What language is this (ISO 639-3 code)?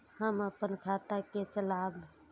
mai